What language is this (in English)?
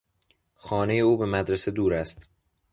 Persian